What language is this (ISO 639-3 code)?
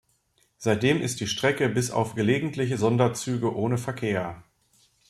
deu